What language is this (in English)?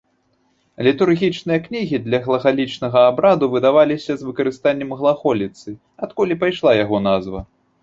Belarusian